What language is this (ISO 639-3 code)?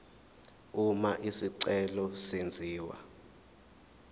zul